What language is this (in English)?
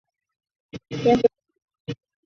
Chinese